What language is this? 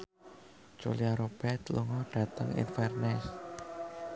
Javanese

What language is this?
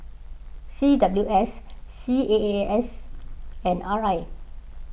English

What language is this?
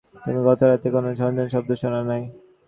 Bangla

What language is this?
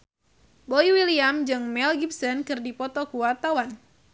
Sundanese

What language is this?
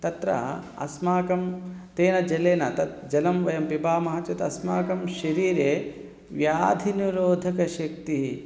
Sanskrit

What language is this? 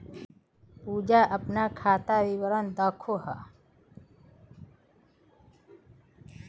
Magahi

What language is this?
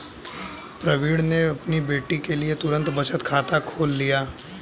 Hindi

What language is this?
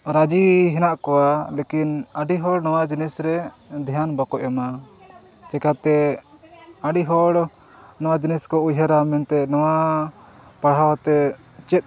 Santali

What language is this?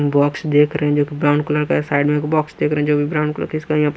Hindi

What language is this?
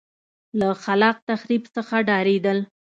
Pashto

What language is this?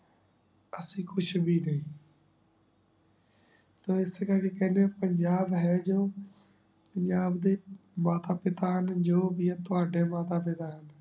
Punjabi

